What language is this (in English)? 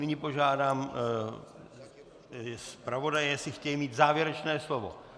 Czech